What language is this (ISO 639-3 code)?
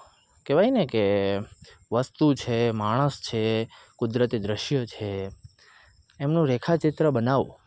guj